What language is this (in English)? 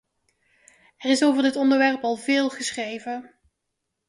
Dutch